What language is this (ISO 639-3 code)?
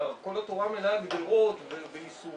heb